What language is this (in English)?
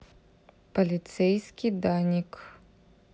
Russian